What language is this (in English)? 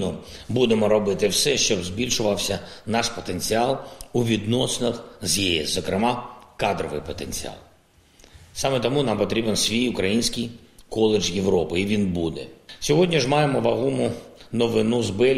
Ukrainian